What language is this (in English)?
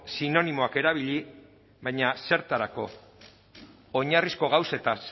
Basque